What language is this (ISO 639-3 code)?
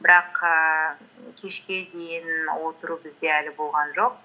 kaz